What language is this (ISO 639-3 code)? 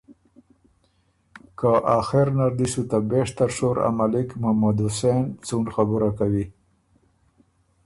oru